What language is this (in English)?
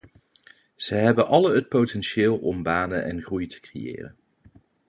Dutch